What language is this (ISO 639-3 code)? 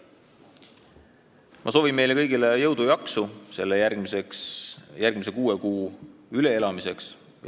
est